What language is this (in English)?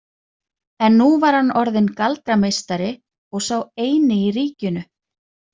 Icelandic